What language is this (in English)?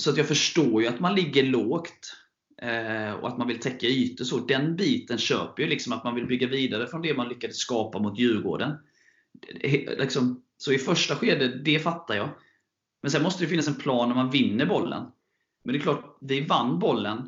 Swedish